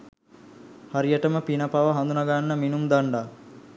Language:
Sinhala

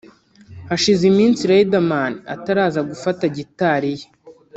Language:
Kinyarwanda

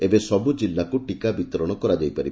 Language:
Odia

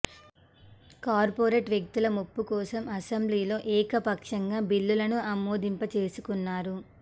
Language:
Telugu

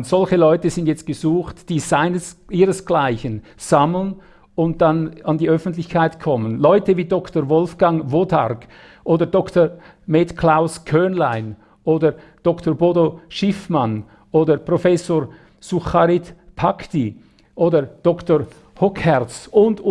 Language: German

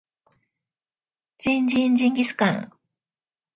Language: Japanese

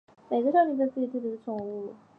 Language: Chinese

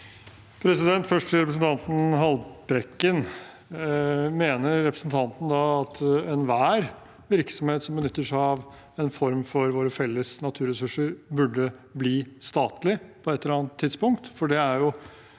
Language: Norwegian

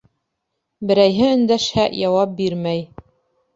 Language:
Bashkir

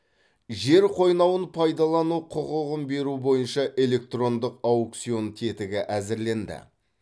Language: Kazakh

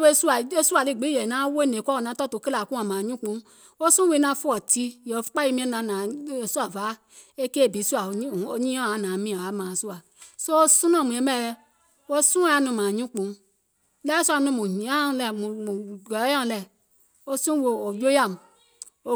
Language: Gola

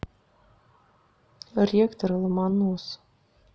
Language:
Russian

